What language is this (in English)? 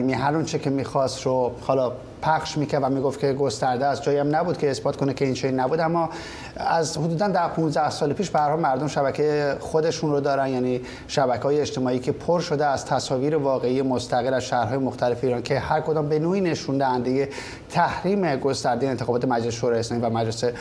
Persian